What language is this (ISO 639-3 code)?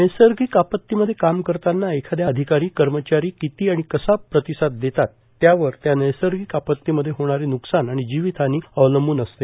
mar